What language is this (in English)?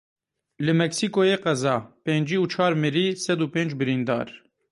Kurdish